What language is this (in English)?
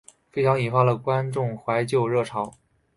Chinese